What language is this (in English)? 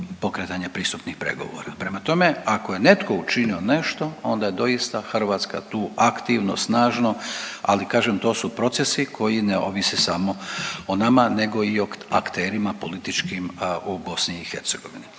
Croatian